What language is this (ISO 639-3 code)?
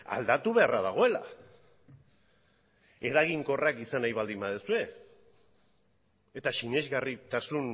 eus